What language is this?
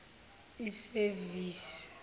Zulu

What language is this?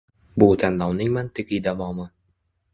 Uzbek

